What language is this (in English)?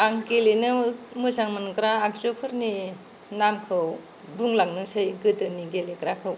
Bodo